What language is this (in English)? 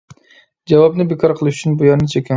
Uyghur